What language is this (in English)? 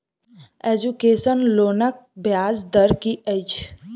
Maithili